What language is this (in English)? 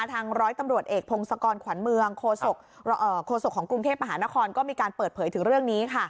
Thai